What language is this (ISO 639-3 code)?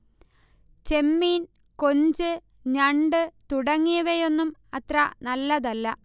mal